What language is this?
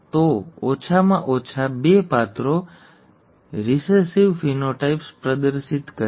Gujarati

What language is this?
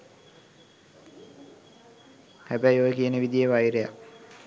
Sinhala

